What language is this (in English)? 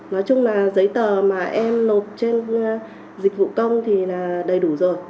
Vietnamese